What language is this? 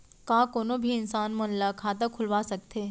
Chhattisgarhi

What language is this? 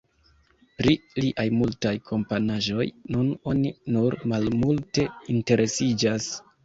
Esperanto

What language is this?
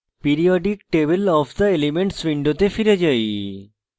Bangla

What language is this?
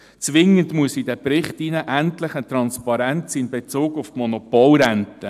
Swiss German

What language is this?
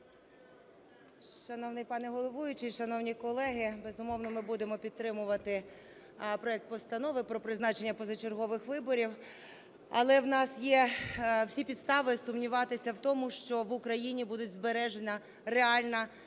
Ukrainian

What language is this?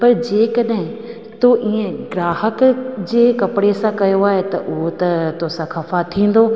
Sindhi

